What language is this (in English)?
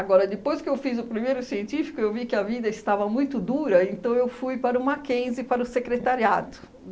Portuguese